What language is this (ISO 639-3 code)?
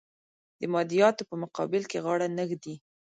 pus